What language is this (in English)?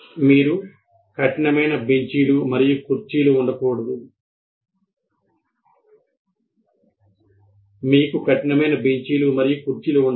Telugu